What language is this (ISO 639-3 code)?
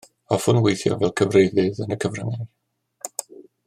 cym